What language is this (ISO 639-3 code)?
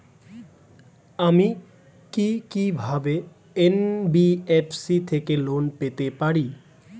ben